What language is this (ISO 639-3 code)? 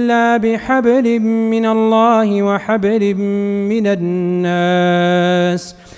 ara